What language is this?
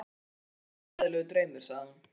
Icelandic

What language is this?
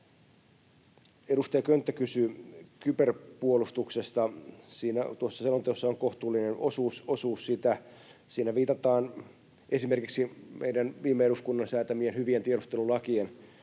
Finnish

